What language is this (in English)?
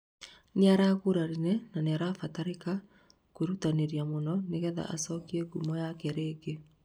Kikuyu